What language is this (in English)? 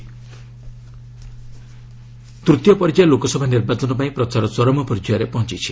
Odia